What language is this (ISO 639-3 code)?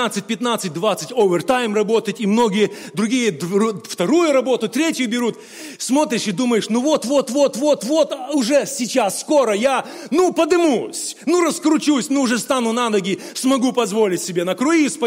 rus